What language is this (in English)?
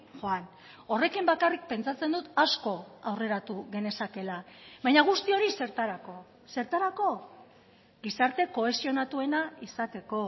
Basque